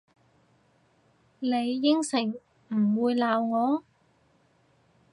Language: Cantonese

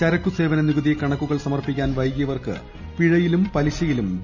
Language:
Malayalam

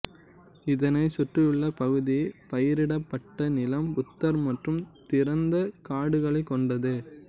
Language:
Tamil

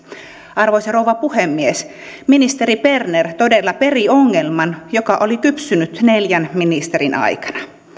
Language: Finnish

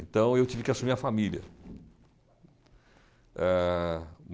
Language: Portuguese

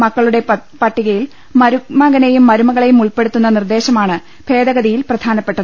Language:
Malayalam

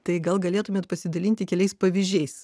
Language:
Lithuanian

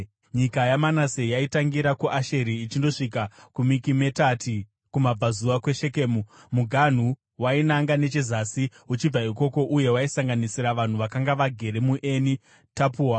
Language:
Shona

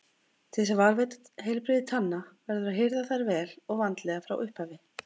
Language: Icelandic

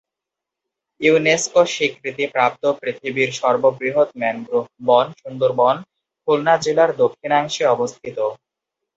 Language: Bangla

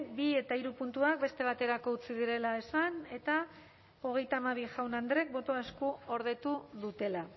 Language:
Basque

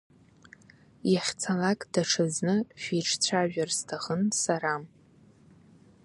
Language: Abkhazian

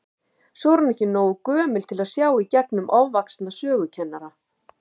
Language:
Icelandic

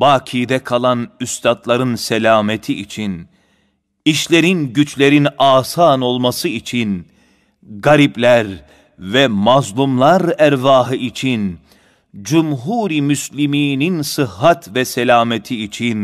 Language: Turkish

